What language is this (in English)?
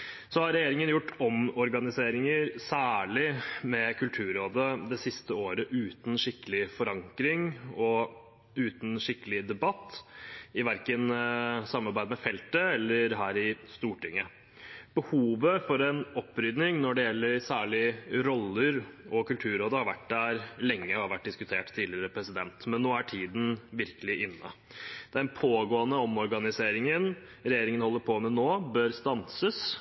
Norwegian Bokmål